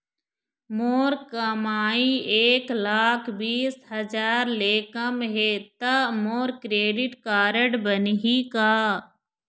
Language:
Chhattisgarhi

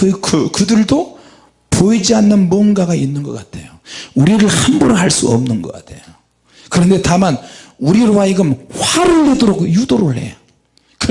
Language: Korean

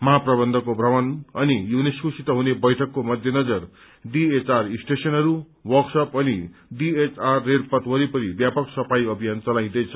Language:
Nepali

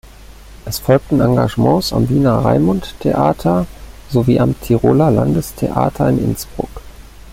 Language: German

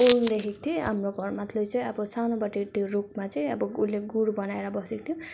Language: Nepali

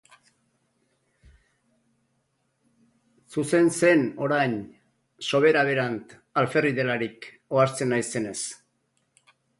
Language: Basque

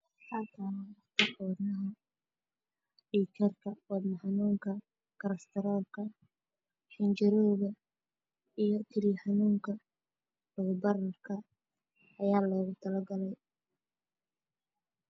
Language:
Somali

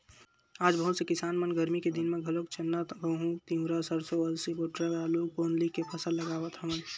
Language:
Chhattisgarhi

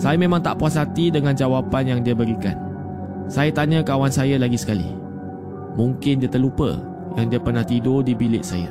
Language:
Malay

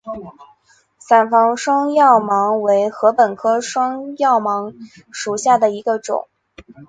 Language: Chinese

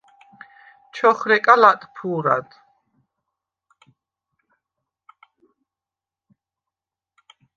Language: Svan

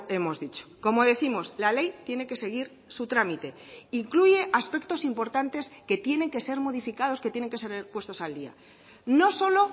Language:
Spanish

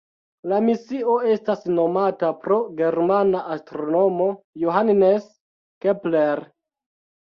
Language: Esperanto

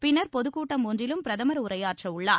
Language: Tamil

